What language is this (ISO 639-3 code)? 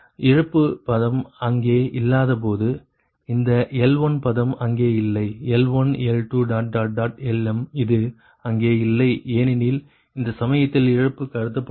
tam